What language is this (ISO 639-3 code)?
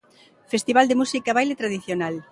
glg